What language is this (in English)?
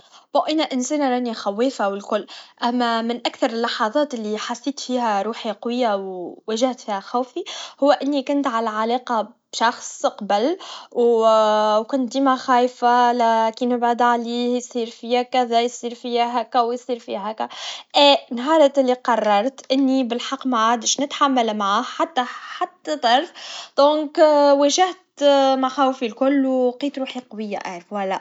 Tunisian Arabic